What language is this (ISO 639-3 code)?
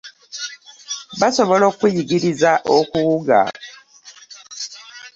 lug